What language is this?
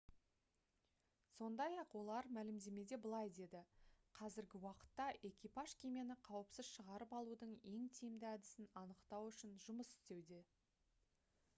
Kazakh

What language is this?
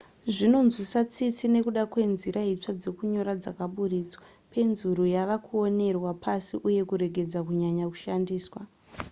Shona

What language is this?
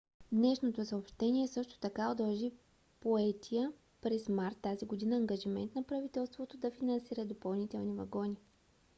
Bulgarian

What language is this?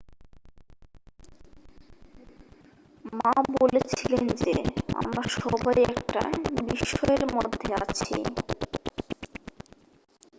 Bangla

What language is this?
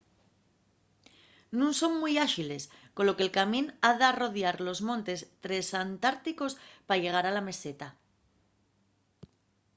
Asturian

